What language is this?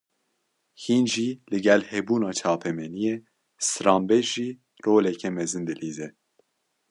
Kurdish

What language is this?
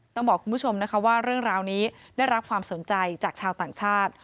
Thai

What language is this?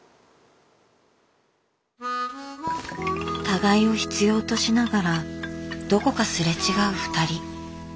Japanese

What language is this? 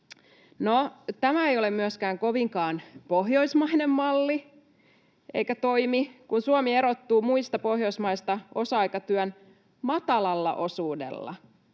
Finnish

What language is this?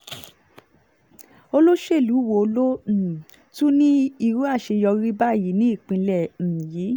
Yoruba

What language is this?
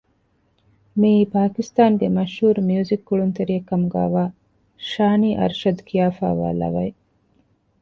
Divehi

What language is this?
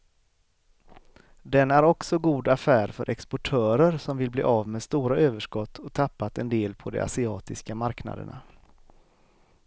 Swedish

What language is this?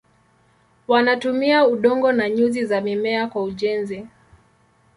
Swahili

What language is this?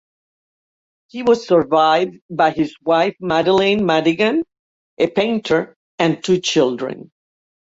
English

